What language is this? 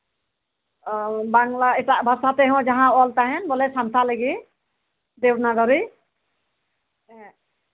Santali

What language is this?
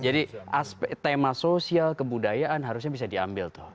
Indonesian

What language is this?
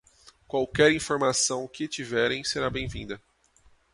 Portuguese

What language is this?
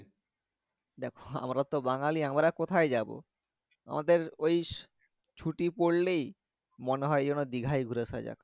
Bangla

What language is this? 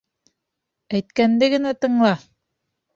Bashkir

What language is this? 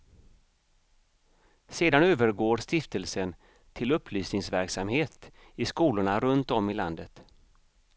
Swedish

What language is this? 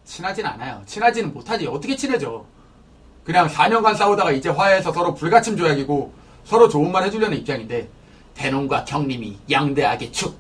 Korean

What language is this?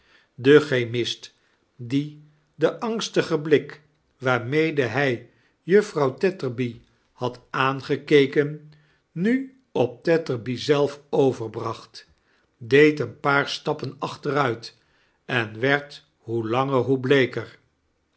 Dutch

